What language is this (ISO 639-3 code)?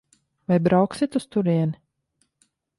lav